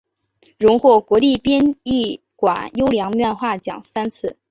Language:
Chinese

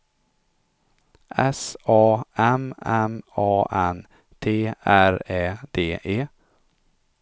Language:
Swedish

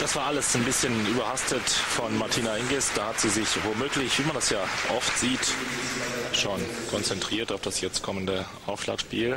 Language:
German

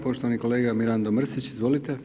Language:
Croatian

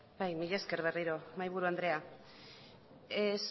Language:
Basque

